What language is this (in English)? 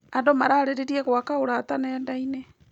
Kikuyu